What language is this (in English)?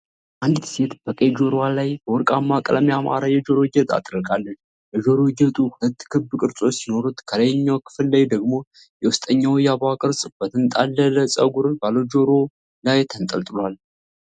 Amharic